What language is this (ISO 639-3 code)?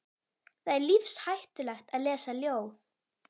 isl